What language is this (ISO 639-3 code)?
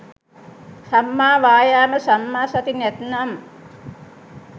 sin